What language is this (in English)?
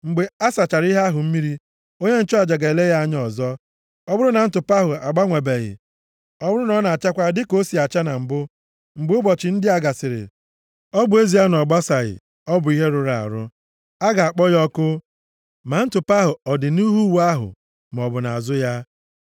Igbo